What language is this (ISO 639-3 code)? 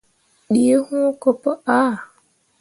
mua